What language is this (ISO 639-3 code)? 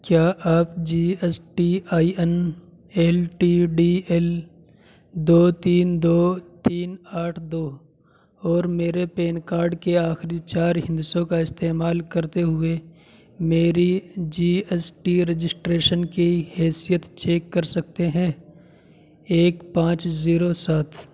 urd